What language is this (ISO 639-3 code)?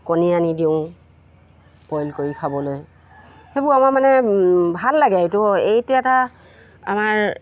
asm